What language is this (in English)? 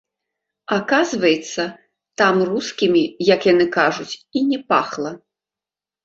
Belarusian